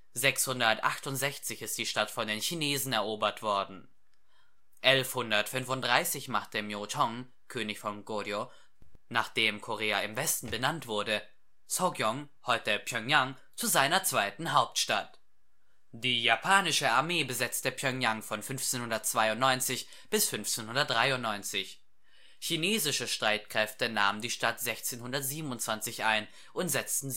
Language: German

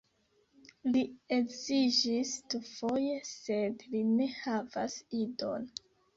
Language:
Esperanto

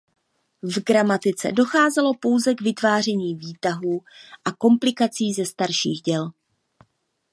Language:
Czech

